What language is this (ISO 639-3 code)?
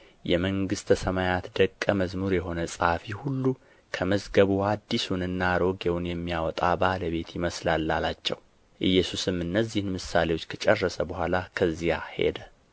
amh